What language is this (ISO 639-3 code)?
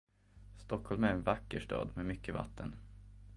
swe